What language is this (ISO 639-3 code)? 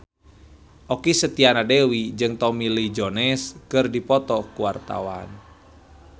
sun